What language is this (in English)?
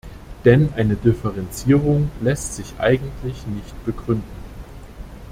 German